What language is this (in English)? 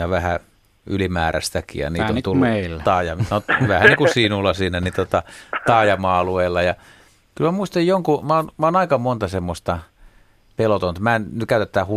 Finnish